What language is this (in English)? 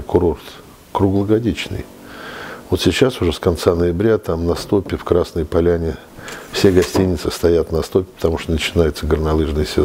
Russian